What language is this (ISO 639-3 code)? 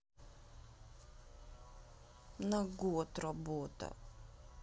rus